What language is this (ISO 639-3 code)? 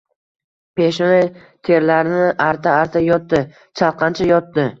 uzb